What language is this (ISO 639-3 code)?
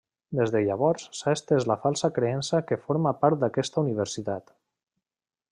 cat